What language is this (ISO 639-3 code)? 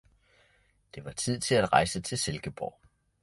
dan